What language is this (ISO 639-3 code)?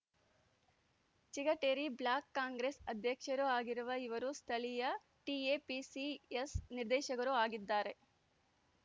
kan